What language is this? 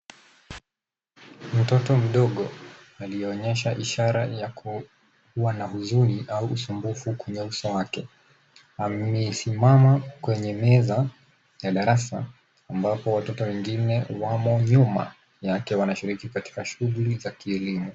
Swahili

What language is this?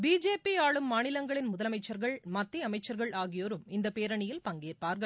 Tamil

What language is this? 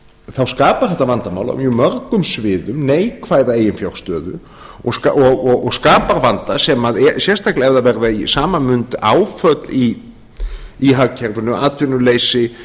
Icelandic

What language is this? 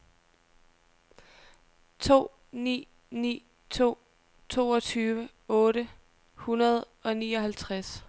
Danish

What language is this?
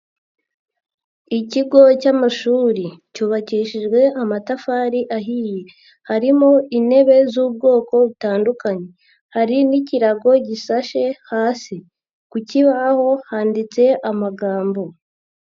Kinyarwanda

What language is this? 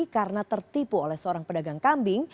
Indonesian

